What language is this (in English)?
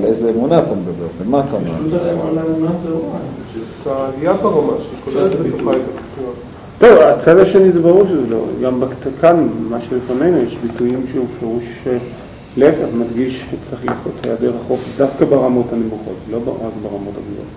Hebrew